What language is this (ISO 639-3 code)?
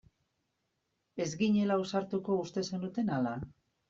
eus